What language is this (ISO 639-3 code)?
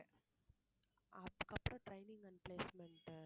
tam